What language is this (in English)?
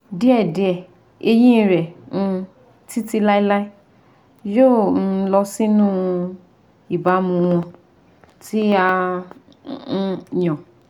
Yoruba